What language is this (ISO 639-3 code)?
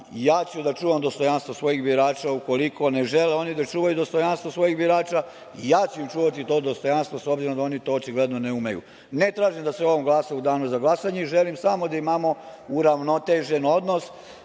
srp